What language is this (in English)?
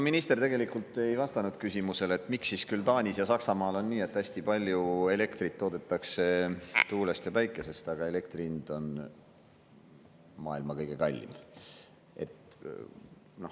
Estonian